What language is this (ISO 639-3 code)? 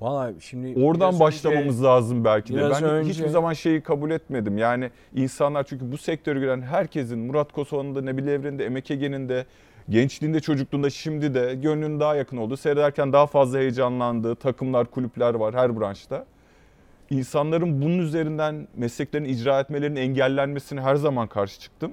tur